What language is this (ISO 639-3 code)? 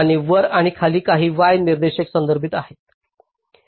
mar